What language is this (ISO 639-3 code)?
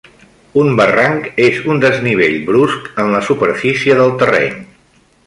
cat